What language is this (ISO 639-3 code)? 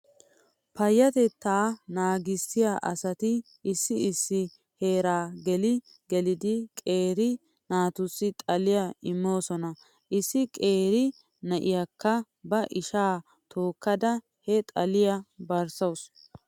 wal